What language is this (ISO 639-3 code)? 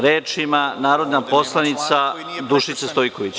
srp